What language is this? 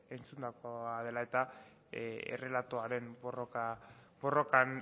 Basque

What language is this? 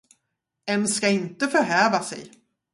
Swedish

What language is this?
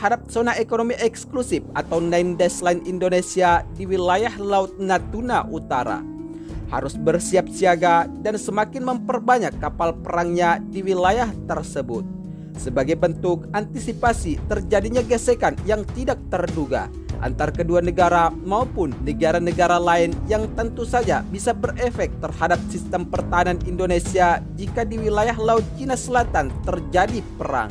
Indonesian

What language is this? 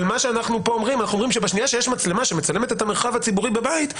Hebrew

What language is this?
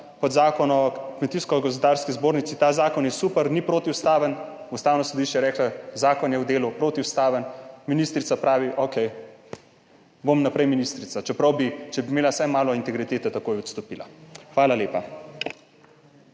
Slovenian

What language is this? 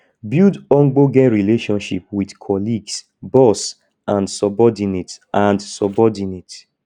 Nigerian Pidgin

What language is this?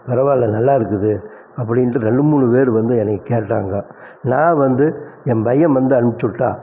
Tamil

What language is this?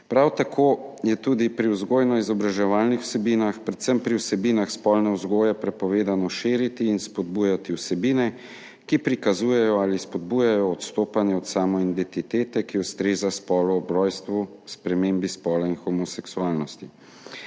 Slovenian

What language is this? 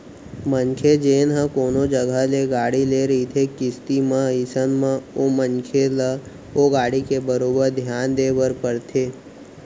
Chhattisgarhi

